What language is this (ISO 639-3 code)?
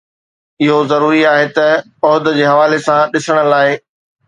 snd